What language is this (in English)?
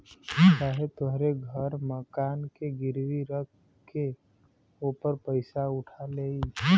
Bhojpuri